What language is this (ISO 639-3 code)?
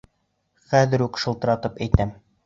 bak